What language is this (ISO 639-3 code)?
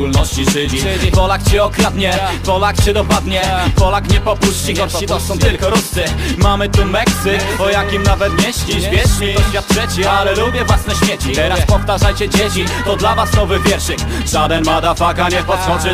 pol